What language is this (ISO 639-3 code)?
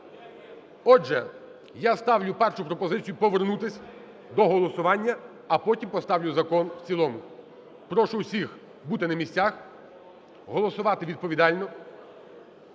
ukr